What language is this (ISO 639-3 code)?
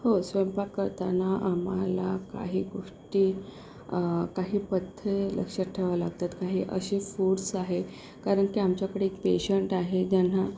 mar